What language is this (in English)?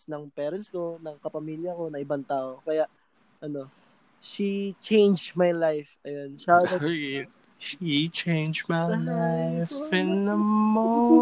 Filipino